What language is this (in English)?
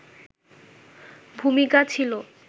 Bangla